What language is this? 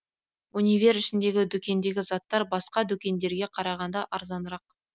Kazakh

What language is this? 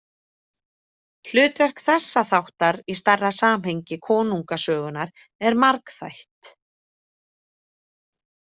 Icelandic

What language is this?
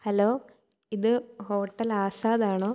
Malayalam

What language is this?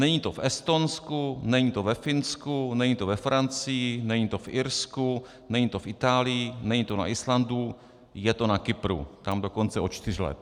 Czech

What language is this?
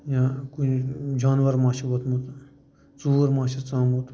Kashmiri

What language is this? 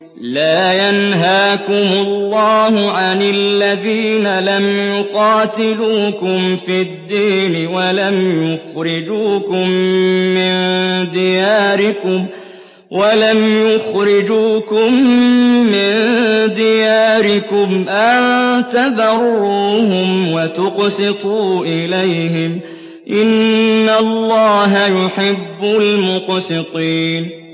Arabic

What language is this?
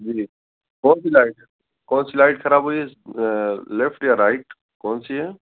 Urdu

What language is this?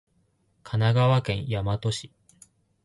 Japanese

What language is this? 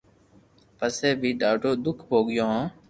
Loarki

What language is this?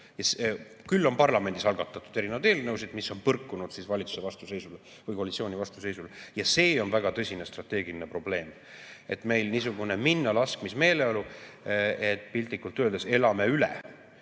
Estonian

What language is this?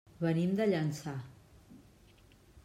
Catalan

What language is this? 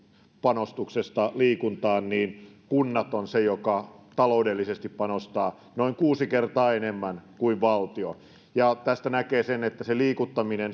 Finnish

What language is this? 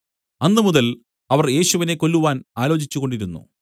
Malayalam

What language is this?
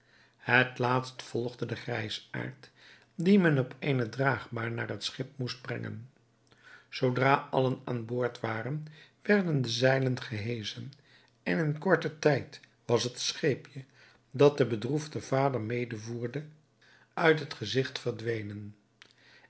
Dutch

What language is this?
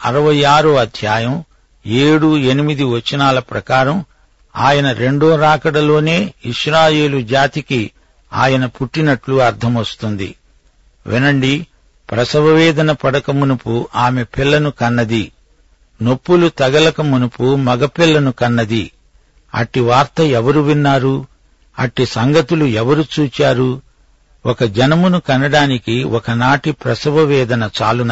Telugu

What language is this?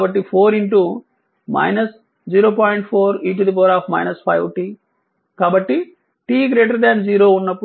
Telugu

